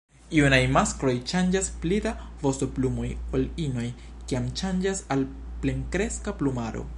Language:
Esperanto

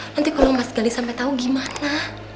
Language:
Indonesian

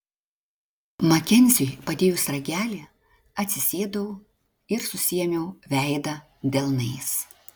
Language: Lithuanian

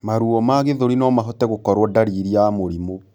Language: Kikuyu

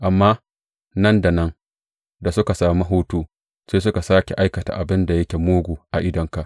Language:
Hausa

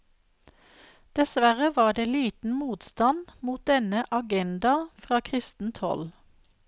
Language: Norwegian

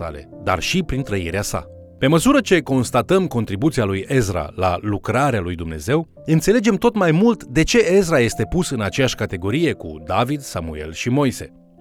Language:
Romanian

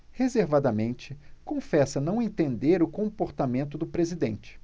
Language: Portuguese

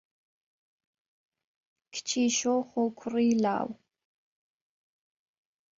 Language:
Central Kurdish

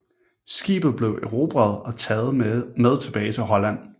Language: Danish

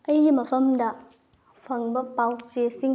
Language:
Manipuri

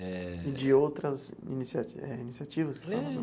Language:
Portuguese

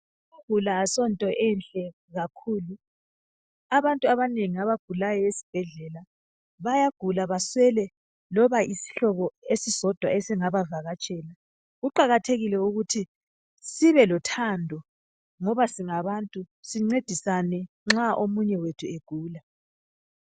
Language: North Ndebele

